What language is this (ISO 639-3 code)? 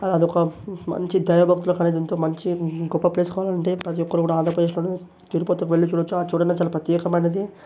tel